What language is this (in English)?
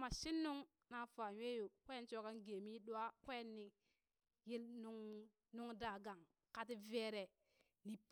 Burak